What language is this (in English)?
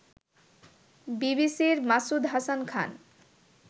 Bangla